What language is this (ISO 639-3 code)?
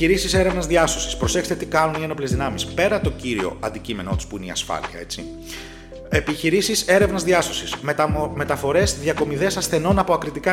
ell